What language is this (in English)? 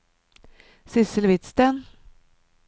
Norwegian